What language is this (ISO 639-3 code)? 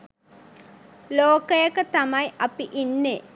sin